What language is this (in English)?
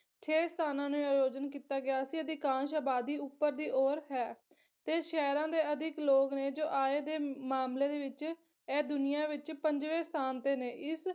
Punjabi